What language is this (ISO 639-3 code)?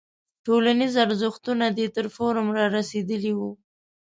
pus